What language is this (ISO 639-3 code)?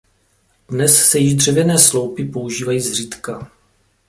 ces